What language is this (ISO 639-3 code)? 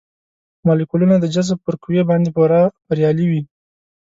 pus